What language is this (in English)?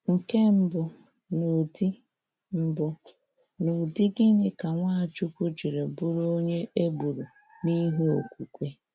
Igbo